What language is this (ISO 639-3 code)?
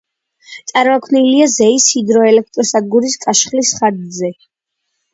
kat